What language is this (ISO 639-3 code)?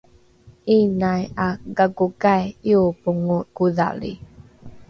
dru